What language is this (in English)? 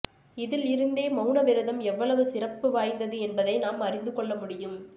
Tamil